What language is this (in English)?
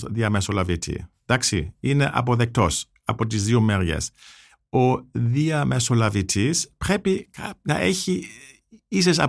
Greek